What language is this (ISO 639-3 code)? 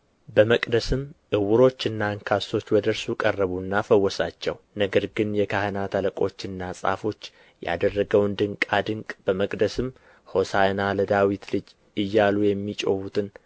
amh